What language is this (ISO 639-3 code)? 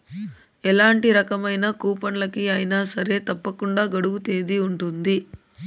tel